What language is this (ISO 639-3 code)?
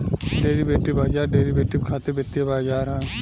bho